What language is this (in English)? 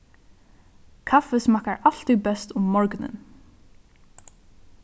Faroese